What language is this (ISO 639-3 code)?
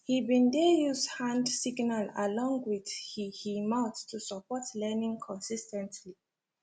pcm